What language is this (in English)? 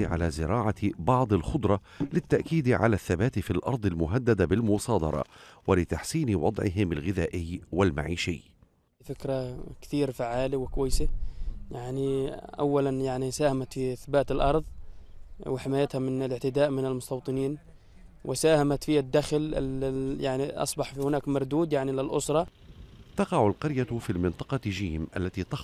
Arabic